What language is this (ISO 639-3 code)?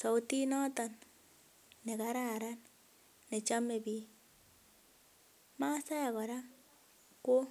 kln